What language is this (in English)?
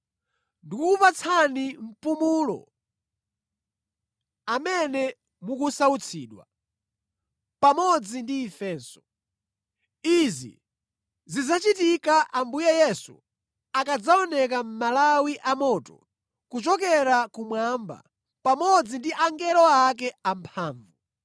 Nyanja